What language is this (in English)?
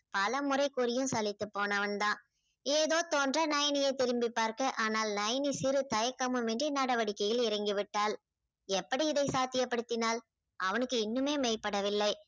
Tamil